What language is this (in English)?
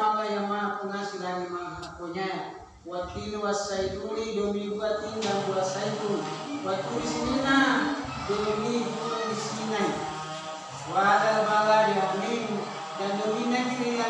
Indonesian